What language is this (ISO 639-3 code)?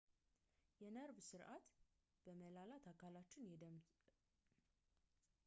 amh